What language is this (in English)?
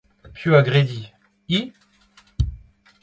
Breton